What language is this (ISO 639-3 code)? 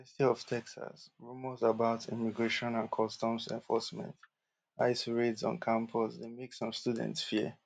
pcm